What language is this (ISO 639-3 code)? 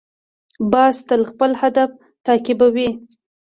pus